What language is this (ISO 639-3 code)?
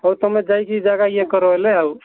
ori